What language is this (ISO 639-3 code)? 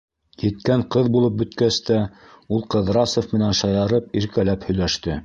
bak